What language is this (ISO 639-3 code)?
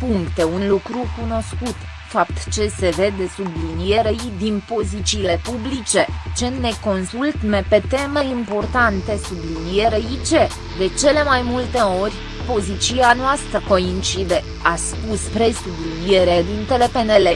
ron